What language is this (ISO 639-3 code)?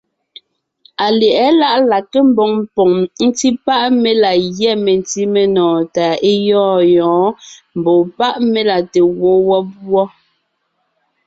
nnh